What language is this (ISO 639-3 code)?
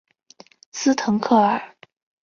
zho